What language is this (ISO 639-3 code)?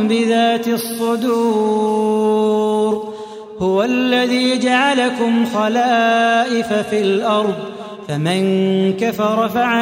ara